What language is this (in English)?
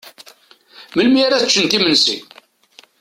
Kabyle